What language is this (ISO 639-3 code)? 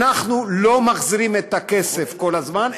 heb